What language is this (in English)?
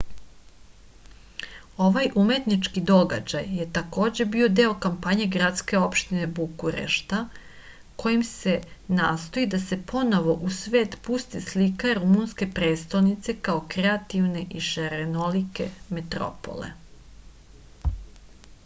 Serbian